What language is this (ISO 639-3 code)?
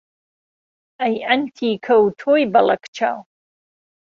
ckb